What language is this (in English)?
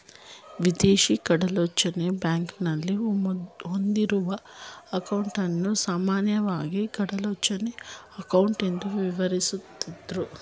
Kannada